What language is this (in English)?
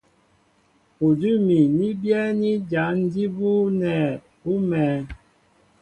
Mbo (Cameroon)